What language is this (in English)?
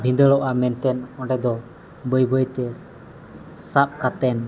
Santali